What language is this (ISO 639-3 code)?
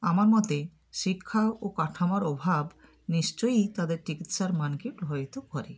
ben